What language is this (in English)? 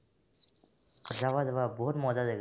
Assamese